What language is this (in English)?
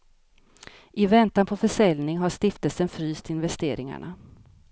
Swedish